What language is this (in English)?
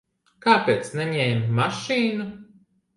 Latvian